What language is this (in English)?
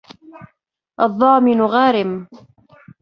Arabic